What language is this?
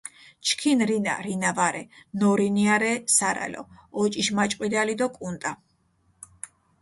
Mingrelian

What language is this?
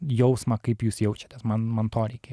Lithuanian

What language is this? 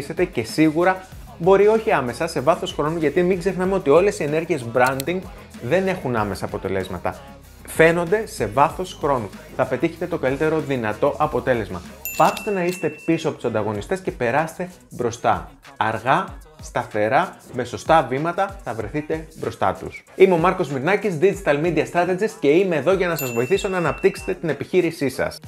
Greek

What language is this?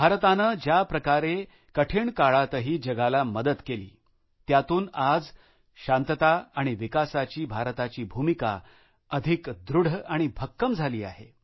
Marathi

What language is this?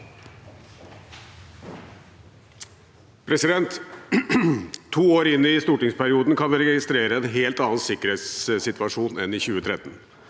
Norwegian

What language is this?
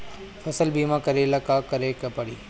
Bhojpuri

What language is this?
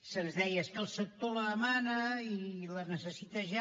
Catalan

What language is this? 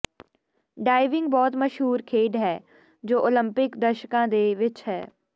Punjabi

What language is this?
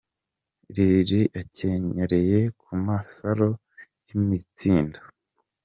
Kinyarwanda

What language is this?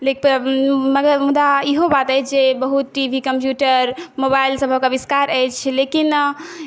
Maithili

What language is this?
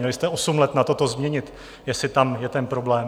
Czech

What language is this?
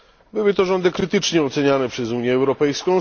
Polish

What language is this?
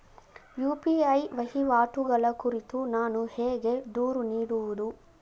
Kannada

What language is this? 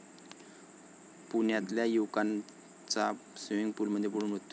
Marathi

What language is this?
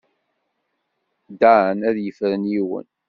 Kabyle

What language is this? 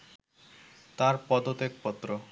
Bangla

